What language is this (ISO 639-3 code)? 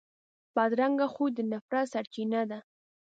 pus